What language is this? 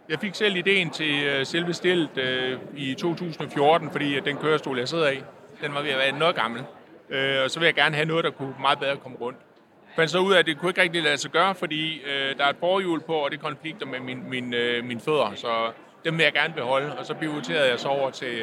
Danish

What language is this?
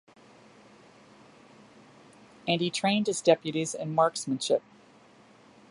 English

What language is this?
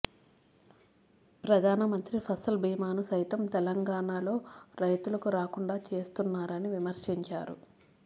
Telugu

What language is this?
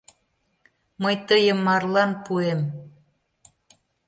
Mari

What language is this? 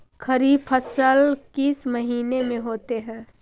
Magahi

